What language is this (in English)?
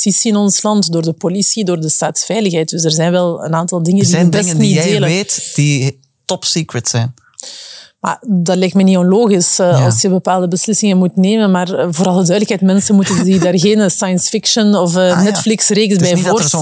Dutch